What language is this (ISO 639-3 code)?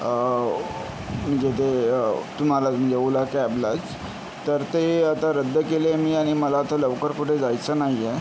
mar